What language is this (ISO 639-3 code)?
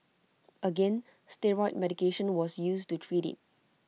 eng